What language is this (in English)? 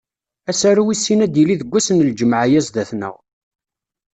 Kabyle